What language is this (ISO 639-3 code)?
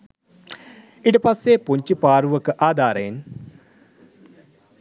sin